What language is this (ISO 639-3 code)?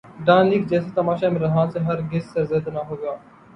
urd